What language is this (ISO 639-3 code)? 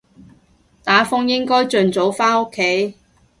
yue